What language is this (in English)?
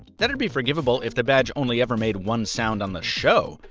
English